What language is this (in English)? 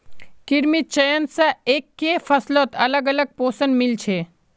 Magahi